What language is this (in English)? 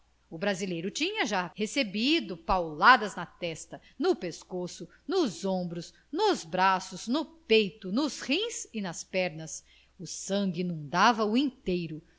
Portuguese